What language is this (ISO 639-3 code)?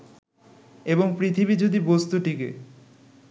ben